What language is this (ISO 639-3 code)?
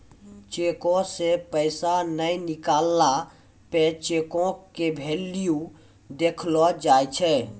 mai